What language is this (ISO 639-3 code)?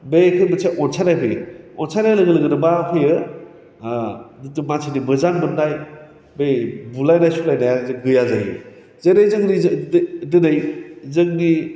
brx